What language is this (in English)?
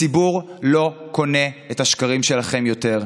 Hebrew